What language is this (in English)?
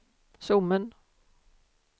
Swedish